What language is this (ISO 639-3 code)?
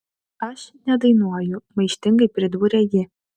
lit